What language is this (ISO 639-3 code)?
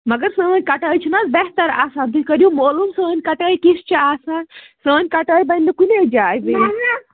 kas